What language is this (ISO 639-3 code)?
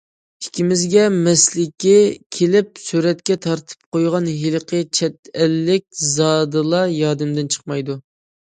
uig